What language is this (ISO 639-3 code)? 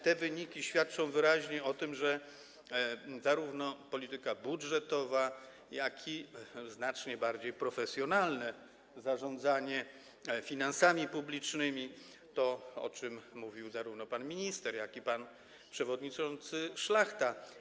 pol